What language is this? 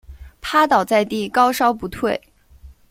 Chinese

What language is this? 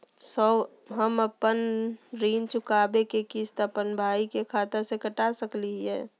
Magahi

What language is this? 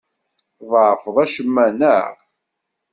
Kabyle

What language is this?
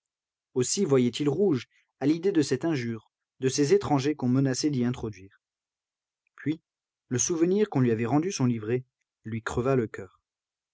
French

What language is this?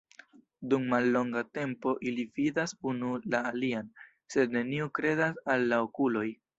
Esperanto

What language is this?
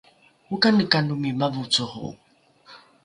Rukai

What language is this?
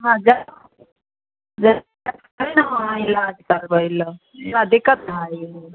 Maithili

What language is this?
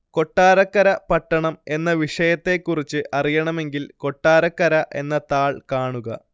Malayalam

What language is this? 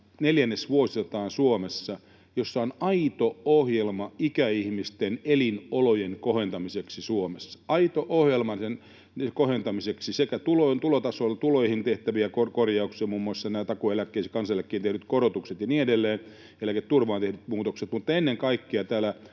Finnish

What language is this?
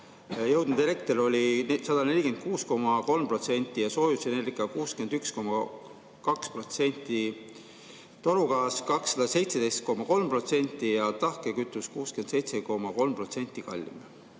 Estonian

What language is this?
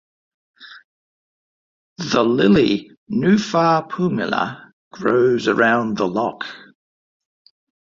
English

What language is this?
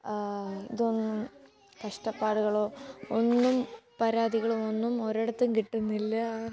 Malayalam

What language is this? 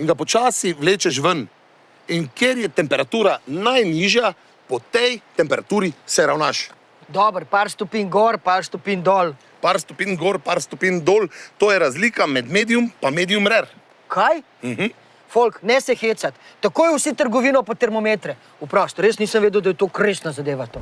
Slovenian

